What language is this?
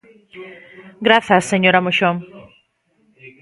Galician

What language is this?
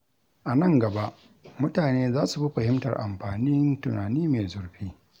Hausa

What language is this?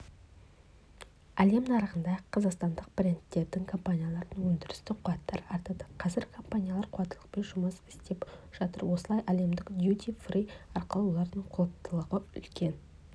Kazakh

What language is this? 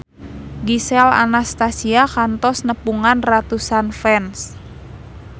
Sundanese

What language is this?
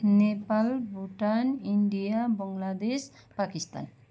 Nepali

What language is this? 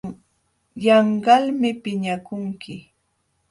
Jauja Wanca Quechua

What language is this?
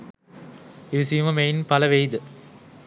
Sinhala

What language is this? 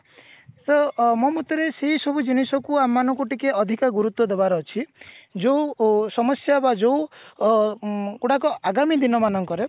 Odia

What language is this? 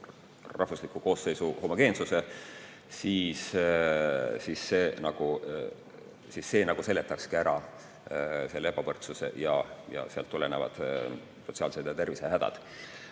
Estonian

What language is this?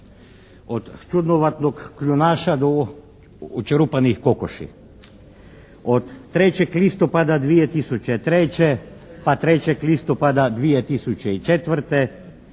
Croatian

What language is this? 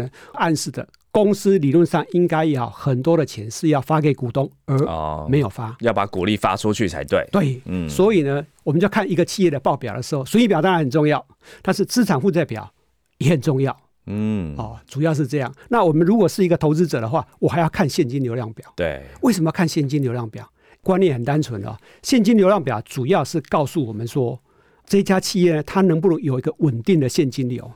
Chinese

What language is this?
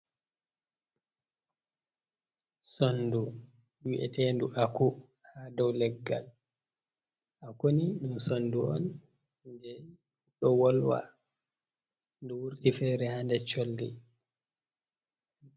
Fula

